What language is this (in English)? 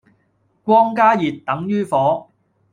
Cantonese